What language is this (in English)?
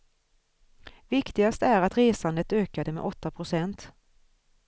Swedish